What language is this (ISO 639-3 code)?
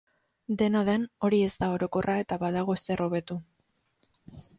eus